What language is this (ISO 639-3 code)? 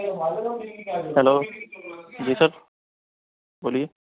urd